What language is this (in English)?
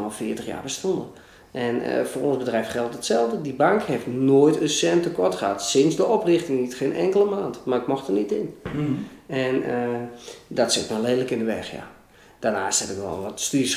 Dutch